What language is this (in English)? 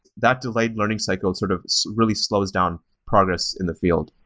English